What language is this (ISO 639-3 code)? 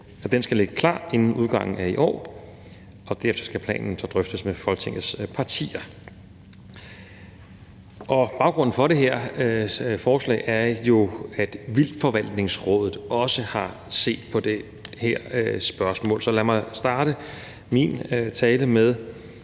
dan